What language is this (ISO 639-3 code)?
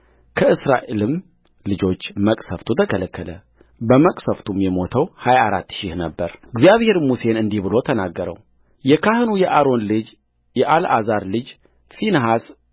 amh